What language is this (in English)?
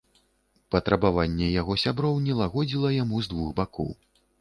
Belarusian